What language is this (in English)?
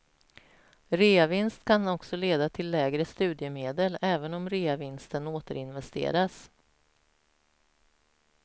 Swedish